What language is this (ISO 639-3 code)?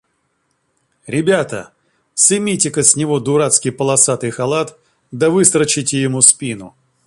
rus